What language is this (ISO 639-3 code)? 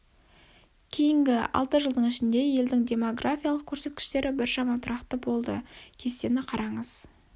kaz